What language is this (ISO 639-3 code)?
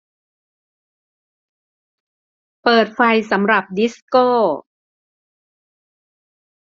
tha